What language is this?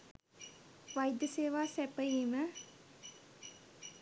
Sinhala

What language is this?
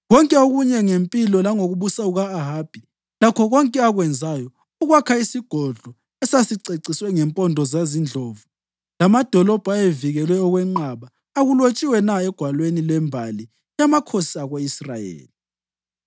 North Ndebele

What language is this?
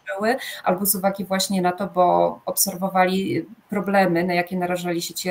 Polish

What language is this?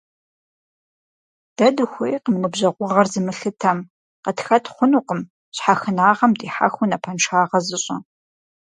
Kabardian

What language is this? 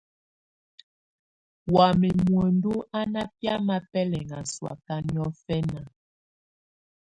Tunen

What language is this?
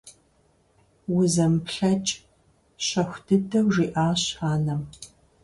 Kabardian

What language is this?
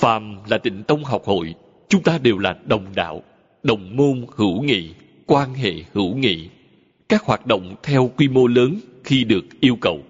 Vietnamese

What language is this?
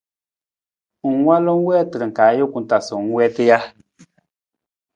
Nawdm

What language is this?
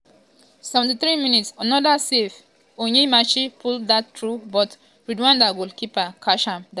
Nigerian Pidgin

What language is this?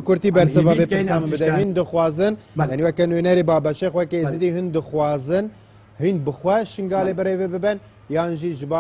Arabic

